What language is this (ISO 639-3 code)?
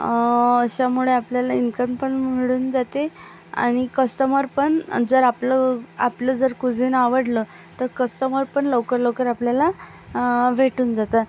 mar